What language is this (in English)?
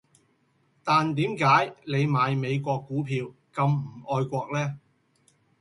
Cantonese